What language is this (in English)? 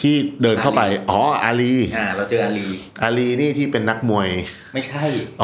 Thai